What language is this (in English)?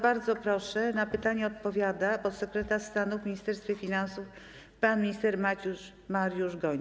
Polish